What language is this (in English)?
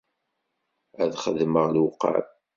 Kabyle